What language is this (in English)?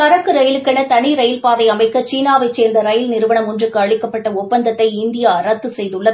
Tamil